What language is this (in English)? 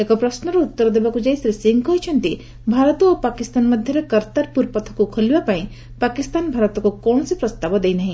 Odia